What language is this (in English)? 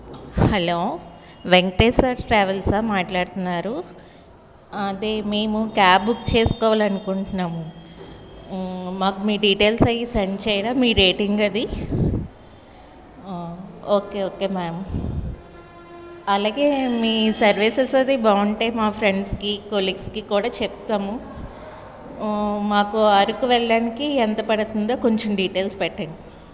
Telugu